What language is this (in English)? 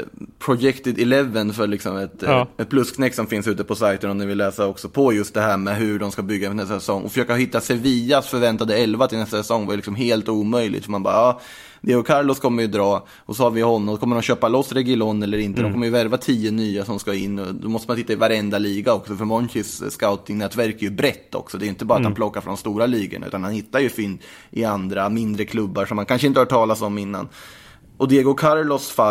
Swedish